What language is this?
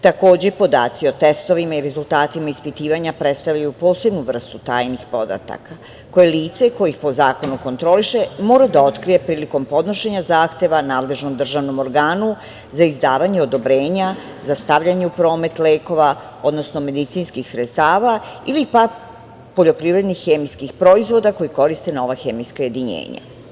Serbian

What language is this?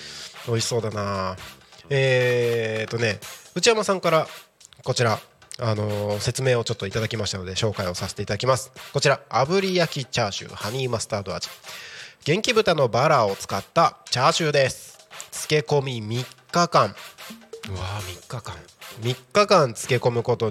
Japanese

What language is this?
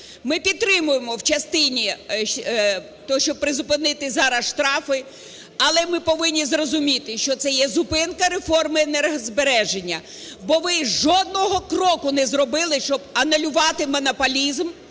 Ukrainian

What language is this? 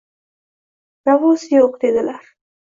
Uzbek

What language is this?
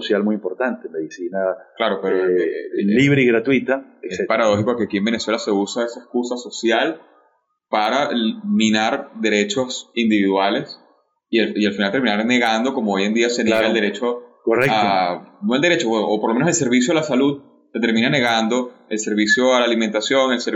Spanish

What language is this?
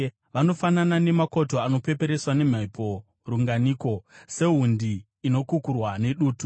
Shona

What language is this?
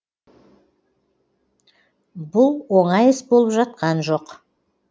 Kazakh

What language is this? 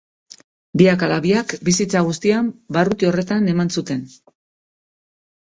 Basque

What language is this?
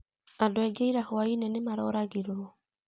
Kikuyu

